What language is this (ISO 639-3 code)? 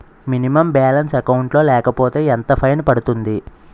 tel